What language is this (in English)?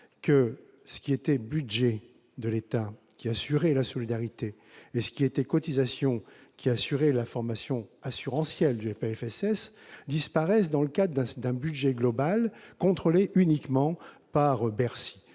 French